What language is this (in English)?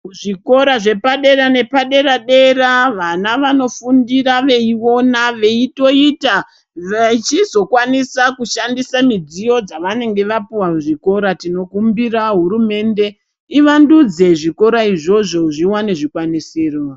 Ndau